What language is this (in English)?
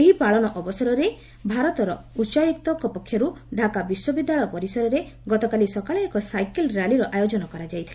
Odia